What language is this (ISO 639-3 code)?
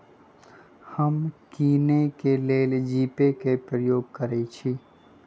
mag